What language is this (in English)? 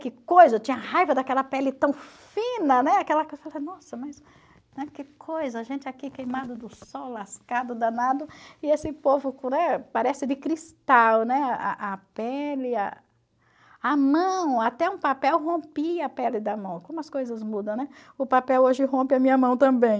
Portuguese